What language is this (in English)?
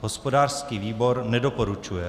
Czech